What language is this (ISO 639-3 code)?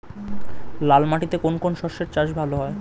ben